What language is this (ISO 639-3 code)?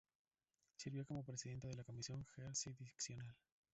spa